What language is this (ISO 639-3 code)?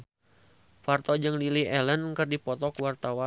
sun